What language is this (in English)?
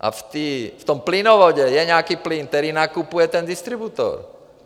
Czech